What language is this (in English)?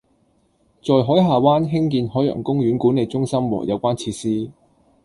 Cantonese